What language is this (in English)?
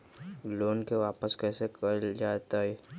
Magahi